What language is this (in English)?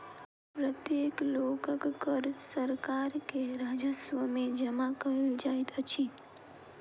Maithili